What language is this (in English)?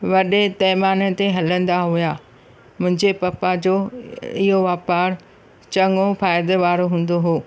Sindhi